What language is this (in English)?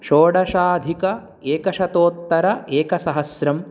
Sanskrit